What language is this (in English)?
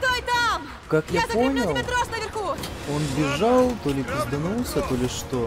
Russian